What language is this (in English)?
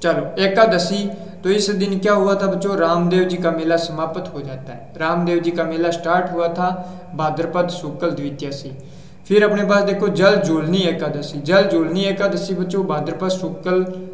Hindi